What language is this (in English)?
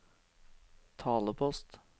Norwegian